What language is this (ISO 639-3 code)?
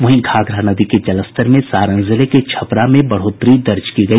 hin